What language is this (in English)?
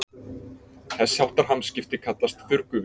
Icelandic